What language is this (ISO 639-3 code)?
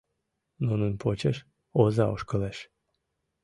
chm